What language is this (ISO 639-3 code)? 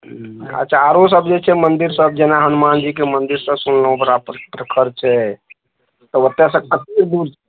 mai